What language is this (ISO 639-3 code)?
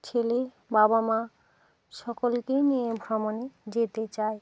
ben